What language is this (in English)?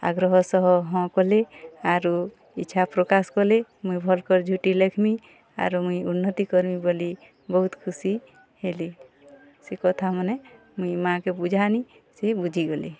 Odia